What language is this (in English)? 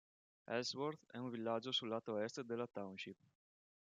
Italian